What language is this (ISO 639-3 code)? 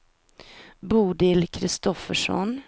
swe